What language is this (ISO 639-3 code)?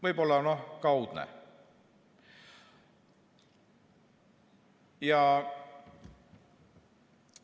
est